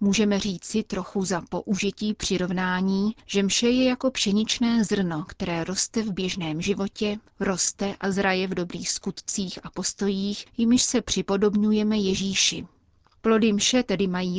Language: Czech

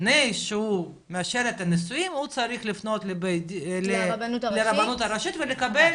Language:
Hebrew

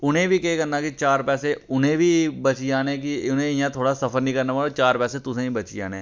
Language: Dogri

